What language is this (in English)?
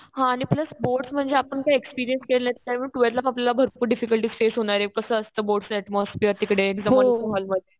Marathi